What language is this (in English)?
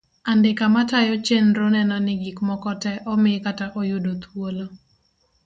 Luo (Kenya and Tanzania)